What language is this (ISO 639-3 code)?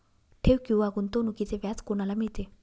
mar